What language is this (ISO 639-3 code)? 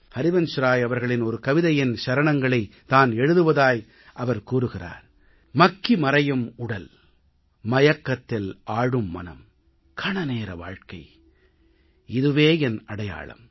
tam